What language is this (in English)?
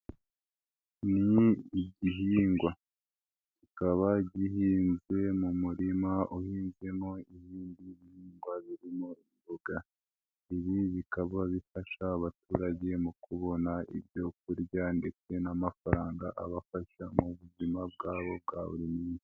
Kinyarwanda